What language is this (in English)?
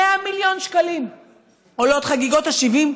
Hebrew